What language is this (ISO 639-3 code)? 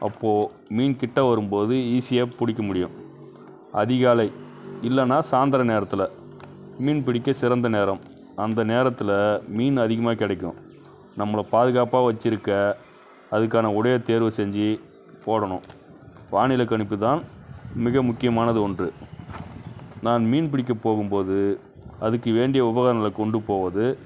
tam